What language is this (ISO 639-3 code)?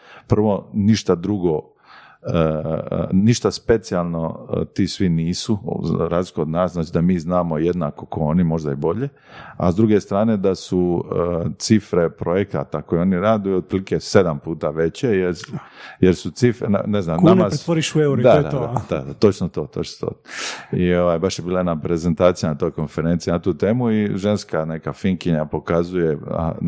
hrv